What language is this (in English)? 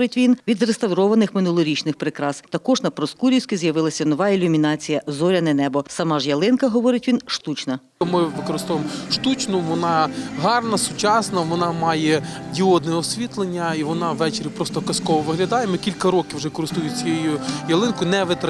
Ukrainian